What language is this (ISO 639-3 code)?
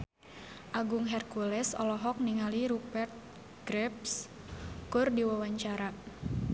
sun